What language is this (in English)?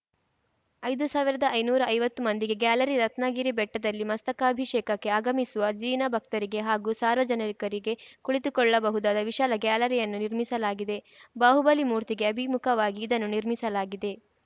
Kannada